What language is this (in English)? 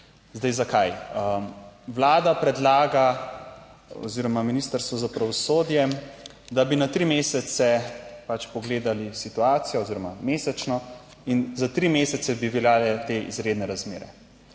Slovenian